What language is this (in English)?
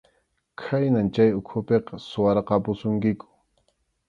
Arequipa-La Unión Quechua